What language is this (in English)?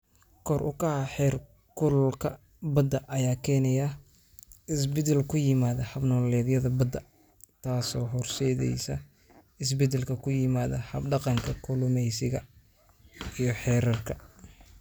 Somali